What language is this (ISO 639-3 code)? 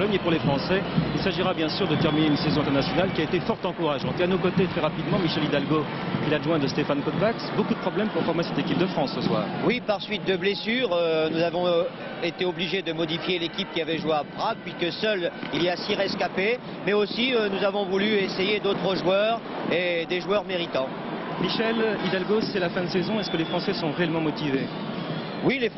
fra